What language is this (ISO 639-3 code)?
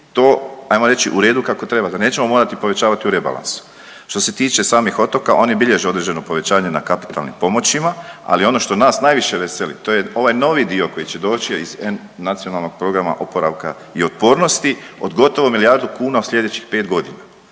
hrv